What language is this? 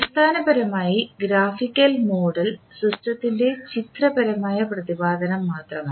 Malayalam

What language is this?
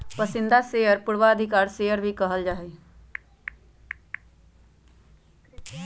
Magahi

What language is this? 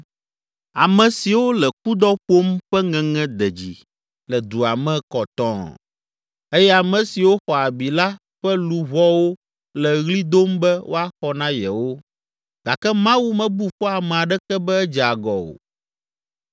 Ewe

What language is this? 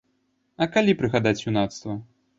Belarusian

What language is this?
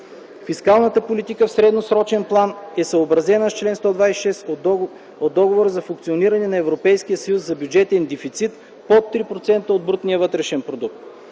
Bulgarian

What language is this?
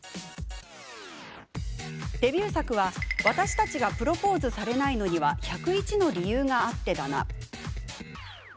Japanese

